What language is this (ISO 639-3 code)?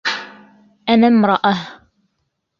ara